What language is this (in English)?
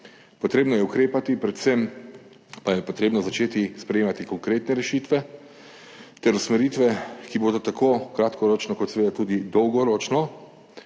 Slovenian